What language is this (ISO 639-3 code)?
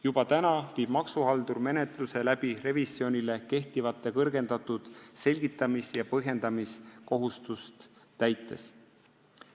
est